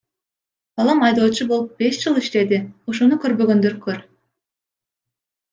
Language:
Kyrgyz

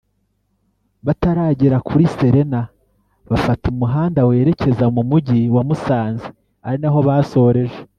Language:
Kinyarwanda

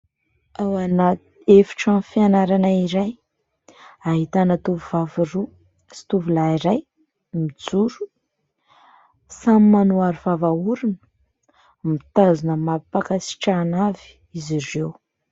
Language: Malagasy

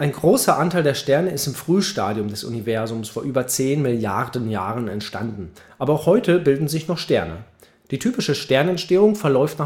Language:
German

